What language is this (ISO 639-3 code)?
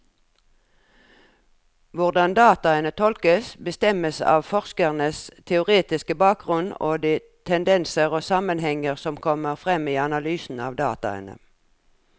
nor